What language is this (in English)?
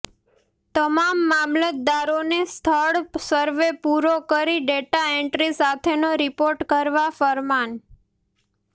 Gujarati